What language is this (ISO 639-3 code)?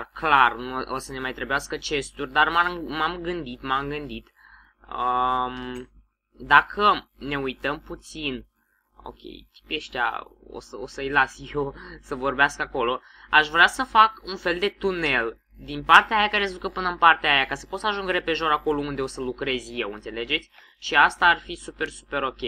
ron